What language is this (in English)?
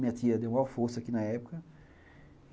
Portuguese